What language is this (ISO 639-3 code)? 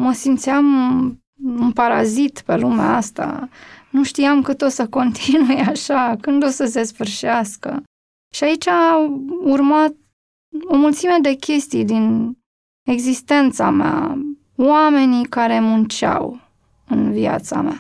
ron